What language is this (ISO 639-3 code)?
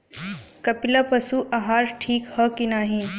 bho